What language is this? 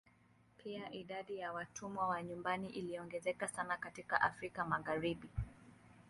Swahili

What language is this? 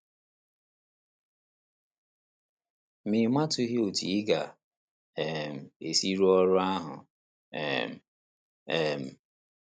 Igbo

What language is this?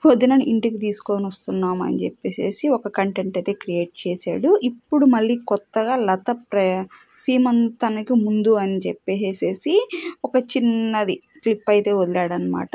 Telugu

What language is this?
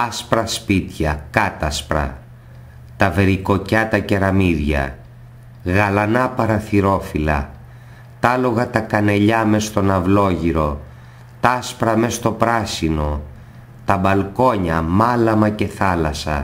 Greek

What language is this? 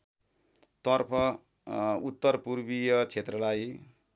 Nepali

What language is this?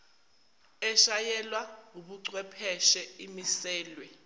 Zulu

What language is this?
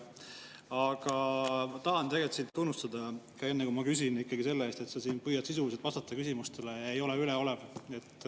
Estonian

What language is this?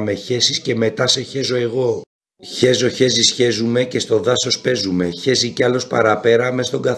Greek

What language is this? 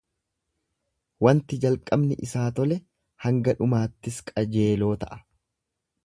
Oromo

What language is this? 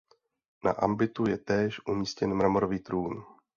Czech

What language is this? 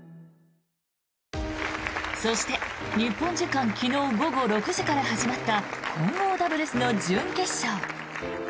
Japanese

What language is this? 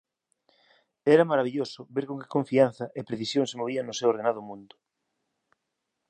Galician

